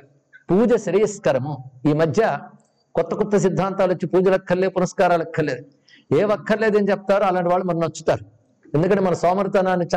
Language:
Telugu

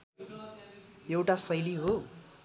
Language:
Nepali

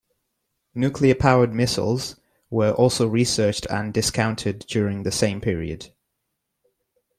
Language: English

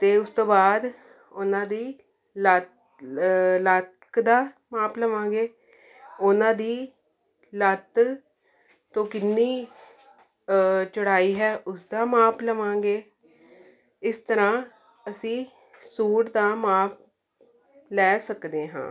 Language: Punjabi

